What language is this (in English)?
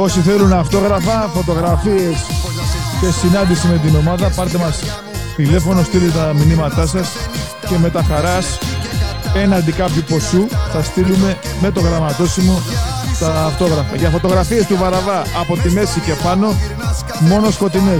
Greek